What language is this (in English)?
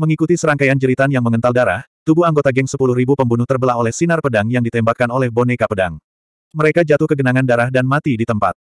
Indonesian